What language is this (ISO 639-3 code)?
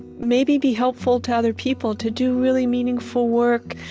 eng